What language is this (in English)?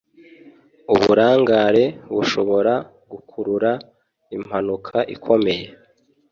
Kinyarwanda